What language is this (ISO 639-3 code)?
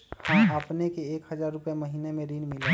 mag